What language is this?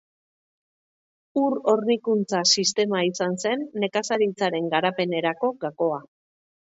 Basque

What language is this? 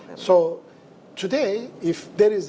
Indonesian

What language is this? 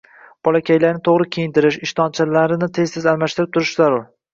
Uzbek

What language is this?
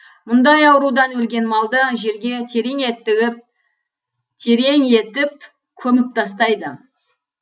Kazakh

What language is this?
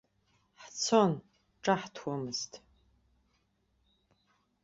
Abkhazian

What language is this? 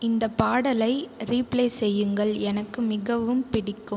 Tamil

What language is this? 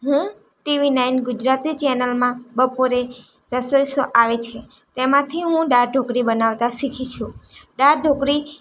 Gujarati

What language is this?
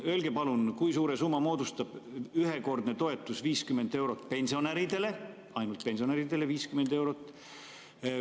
Estonian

